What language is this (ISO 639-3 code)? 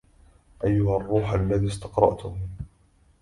ara